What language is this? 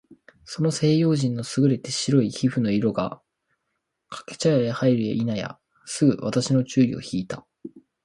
Japanese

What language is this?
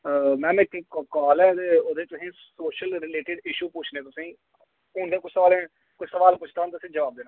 Dogri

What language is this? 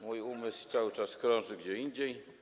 Polish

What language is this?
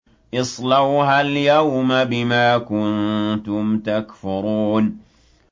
Arabic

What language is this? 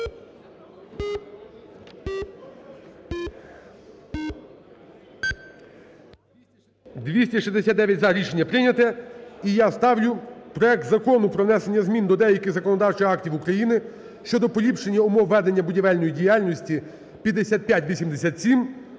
Ukrainian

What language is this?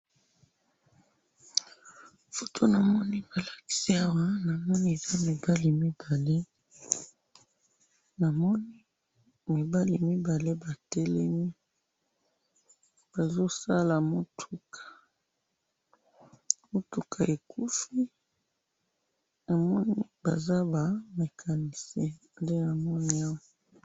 Lingala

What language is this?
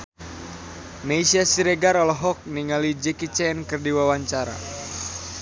Sundanese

